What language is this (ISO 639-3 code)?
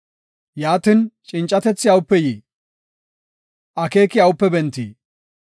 gof